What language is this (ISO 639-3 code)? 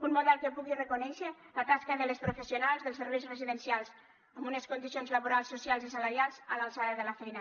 cat